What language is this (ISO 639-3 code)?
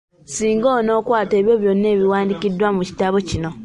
lug